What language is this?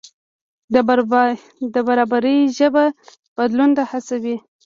Pashto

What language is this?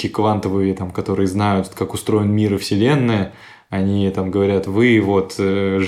Russian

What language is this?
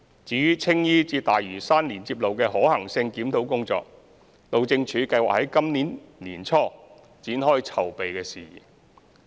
Cantonese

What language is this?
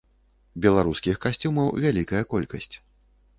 Belarusian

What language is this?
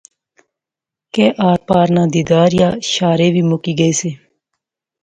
Pahari-Potwari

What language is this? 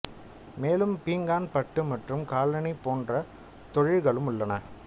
Tamil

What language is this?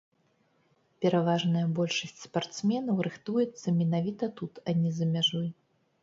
Belarusian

